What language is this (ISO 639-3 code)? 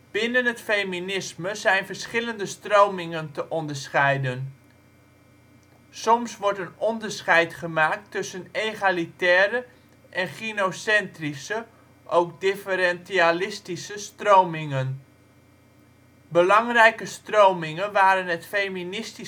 nld